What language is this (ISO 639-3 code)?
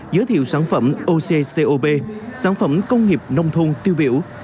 vie